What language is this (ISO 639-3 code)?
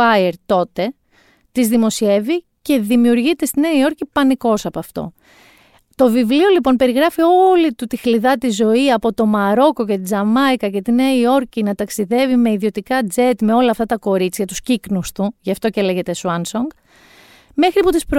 ell